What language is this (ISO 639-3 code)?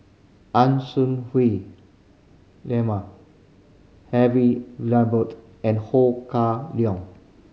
eng